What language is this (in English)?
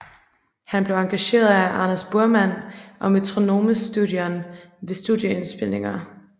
Danish